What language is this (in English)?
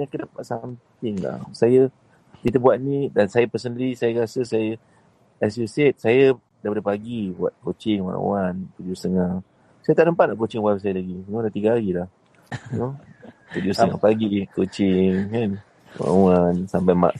Malay